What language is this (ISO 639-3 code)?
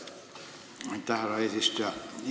est